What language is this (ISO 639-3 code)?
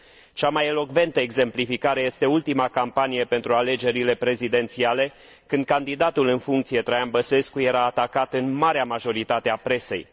ron